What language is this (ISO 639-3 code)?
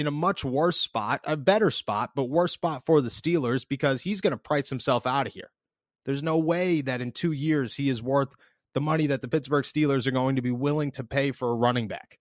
eng